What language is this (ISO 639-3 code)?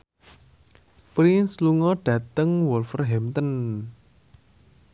jav